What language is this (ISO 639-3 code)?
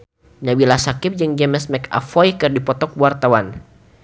sun